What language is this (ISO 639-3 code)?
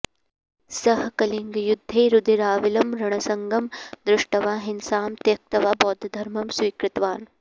san